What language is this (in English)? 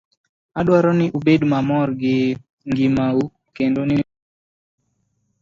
Luo (Kenya and Tanzania)